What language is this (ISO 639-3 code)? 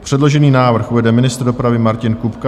ces